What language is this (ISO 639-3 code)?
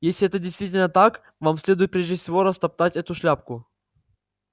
rus